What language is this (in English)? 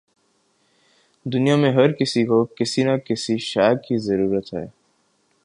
Urdu